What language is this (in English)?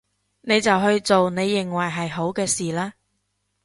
Cantonese